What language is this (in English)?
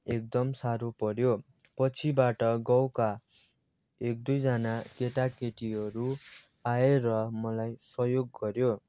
Nepali